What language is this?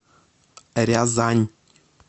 Russian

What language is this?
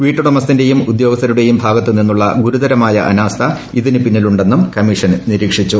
Malayalam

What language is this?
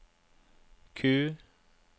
Norwegian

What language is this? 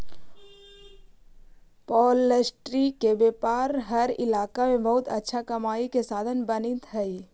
Magahi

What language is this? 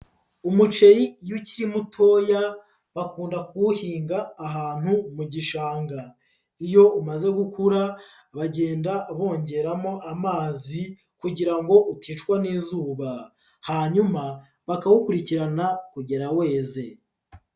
Kinyarwanda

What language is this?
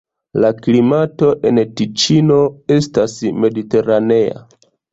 Esperanto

